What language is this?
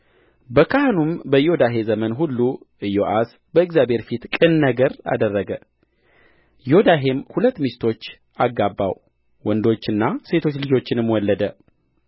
Amharic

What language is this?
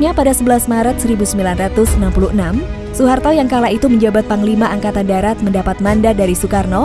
Indonesian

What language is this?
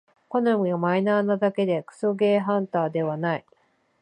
Japanese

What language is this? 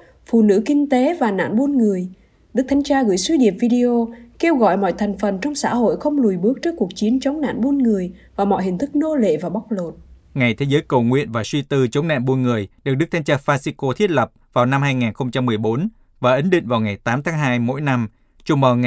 Vietnamese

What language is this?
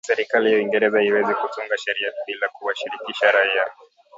Swahili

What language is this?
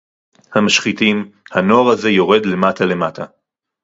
Hebrew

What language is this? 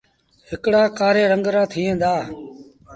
Sindhi Bhil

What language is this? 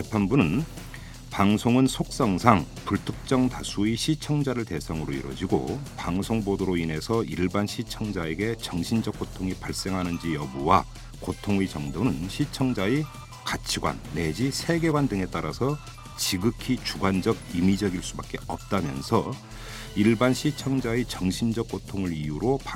Korean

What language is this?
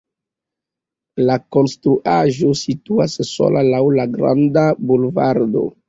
Esperanto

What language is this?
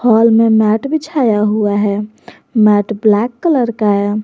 Hindi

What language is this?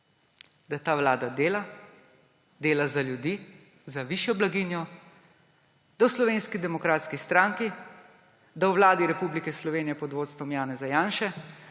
Slovenian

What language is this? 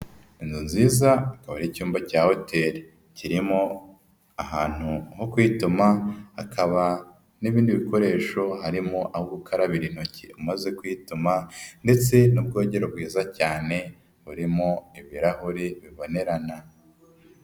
Kinyarwanda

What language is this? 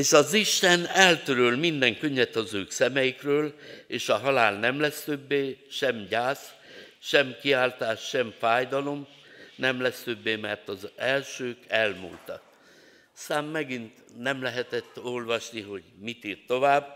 Hungarian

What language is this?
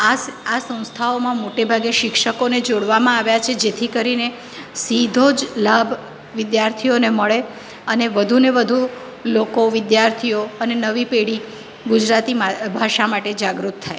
Gujarati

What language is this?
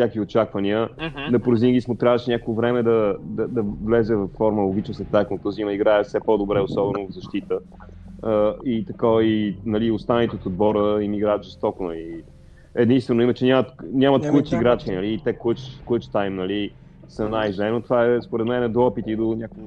Bulgarian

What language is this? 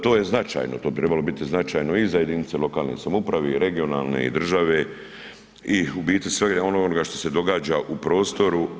Croatian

